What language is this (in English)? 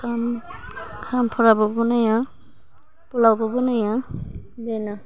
Bodo